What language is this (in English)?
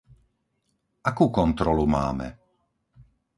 Slovak